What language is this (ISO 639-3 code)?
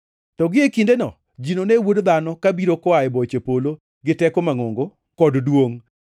luo